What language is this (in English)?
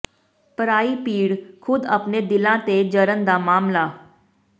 Punjabi